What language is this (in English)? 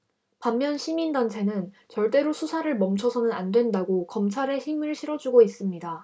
Korean